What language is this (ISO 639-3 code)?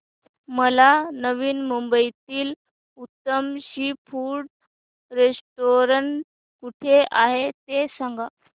mar